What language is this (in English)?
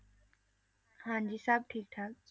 Punjabi